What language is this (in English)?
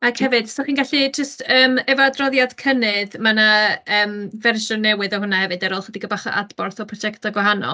Welsh